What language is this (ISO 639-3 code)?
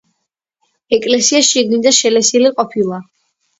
kat